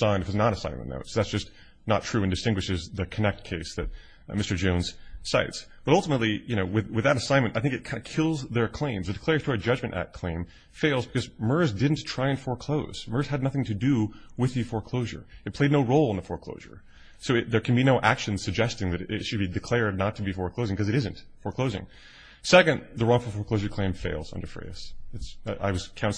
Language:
English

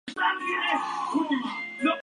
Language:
Spanish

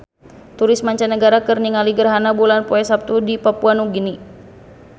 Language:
Sundanese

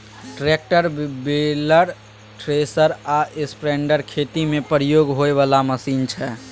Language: Maithili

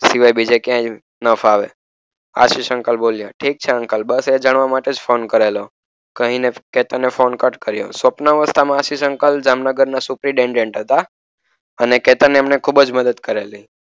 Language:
Gujarati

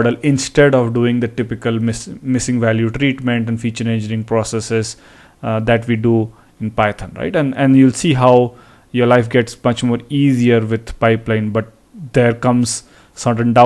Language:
English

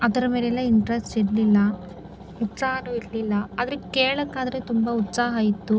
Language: Kannada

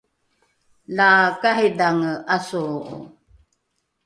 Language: Rukai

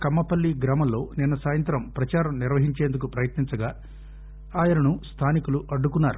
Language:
Telugu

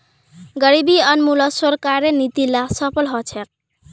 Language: Magahi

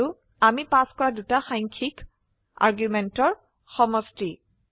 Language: Assamese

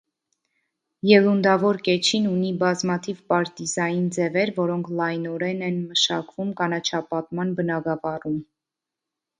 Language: Armenian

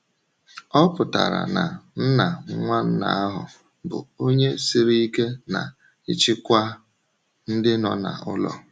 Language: Igbo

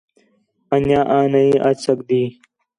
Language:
Khetrani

